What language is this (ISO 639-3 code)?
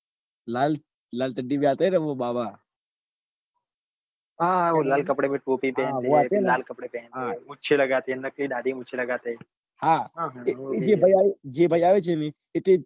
guj